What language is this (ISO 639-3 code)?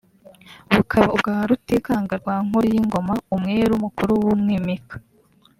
kin